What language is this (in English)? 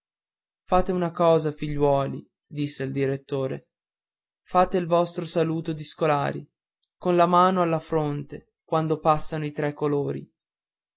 Italian